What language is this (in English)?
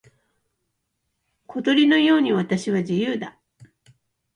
Japanese